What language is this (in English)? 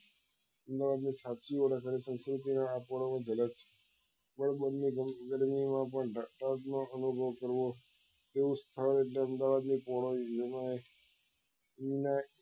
Gujarati